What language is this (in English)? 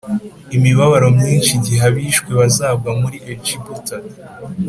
Kinyarwanda